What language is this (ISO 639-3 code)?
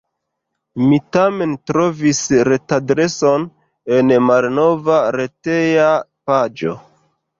epo